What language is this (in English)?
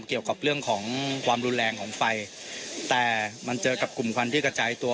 Thai